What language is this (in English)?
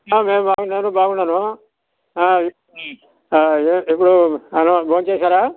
Telugu